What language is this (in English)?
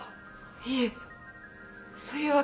Japanese